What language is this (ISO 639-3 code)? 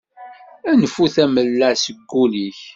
kab